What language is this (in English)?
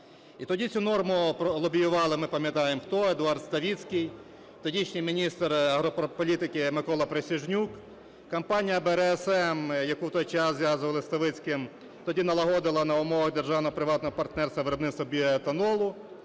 Ukrainian